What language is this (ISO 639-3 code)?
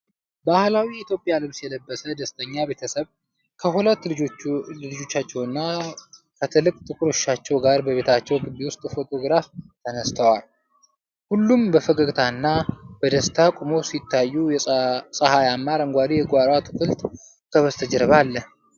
amh